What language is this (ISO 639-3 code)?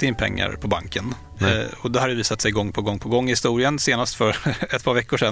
swe